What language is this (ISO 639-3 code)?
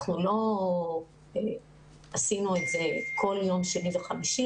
heb